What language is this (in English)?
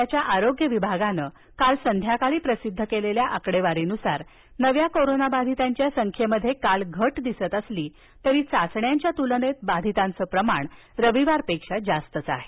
Marathi